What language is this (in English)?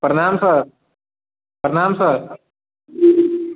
Maithili